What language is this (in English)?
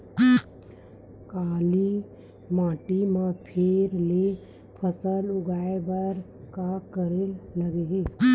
Chhattisgarhi